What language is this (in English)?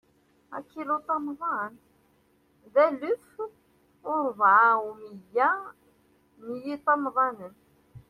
Kabyle